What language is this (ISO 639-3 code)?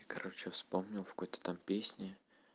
rus